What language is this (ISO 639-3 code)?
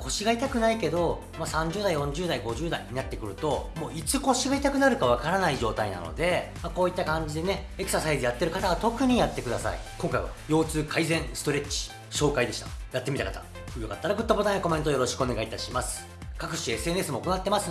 jpn